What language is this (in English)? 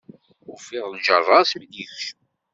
Kabyle